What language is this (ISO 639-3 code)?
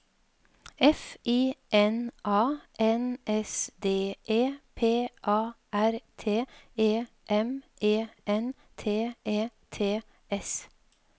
nor